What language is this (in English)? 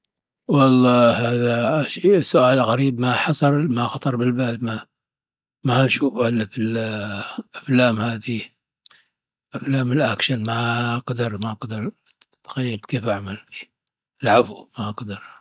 Dhofari Arabic